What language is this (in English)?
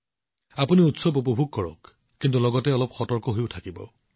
Assamese